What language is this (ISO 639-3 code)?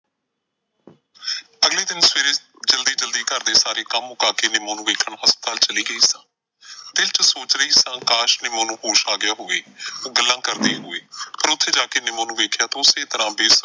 pan